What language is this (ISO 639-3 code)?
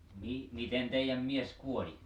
fin